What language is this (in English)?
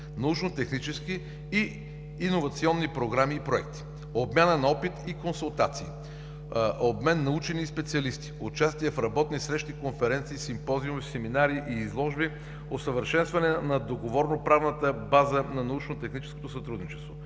Bulgarian